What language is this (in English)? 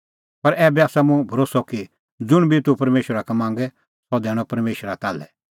Kullu Pahari